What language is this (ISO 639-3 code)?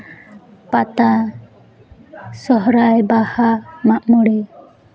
sat